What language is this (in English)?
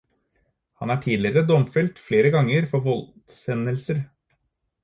Norwegian Bokmål